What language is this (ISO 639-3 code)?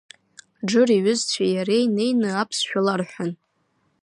abk